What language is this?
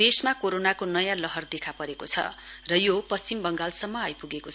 Nepali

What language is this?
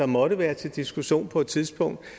Danish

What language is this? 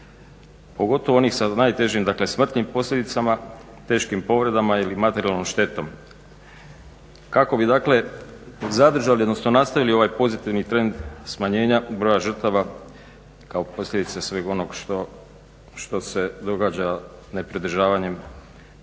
Croatian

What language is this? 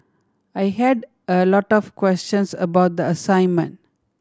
English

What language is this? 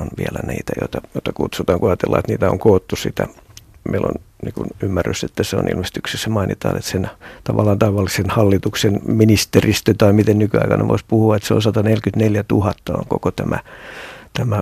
Finnish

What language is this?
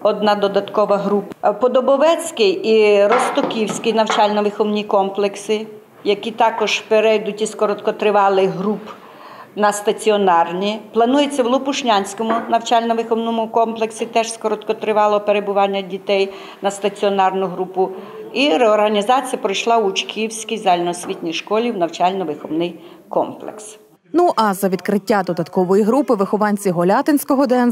Russian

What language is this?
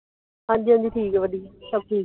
Punjabi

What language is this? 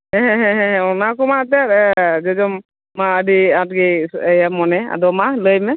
Santali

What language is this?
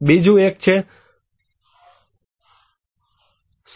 Gujarati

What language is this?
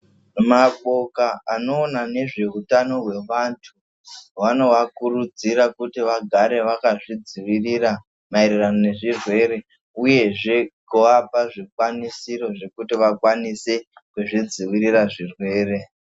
Ndau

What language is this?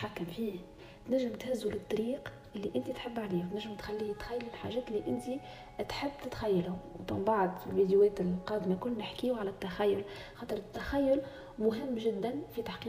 Arabic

